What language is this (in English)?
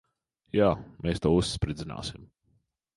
Latvian